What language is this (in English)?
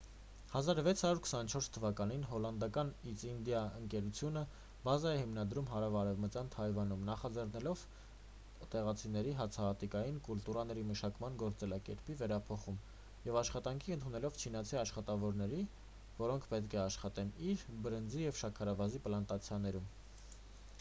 Armenian